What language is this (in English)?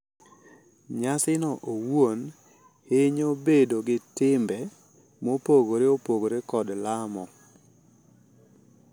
Luo (Kenya and Tanzania)